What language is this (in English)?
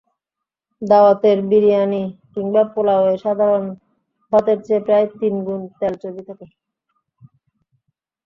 Bangla